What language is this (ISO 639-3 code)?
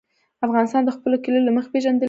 pus